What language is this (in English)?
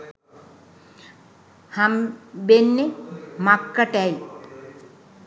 Sinhala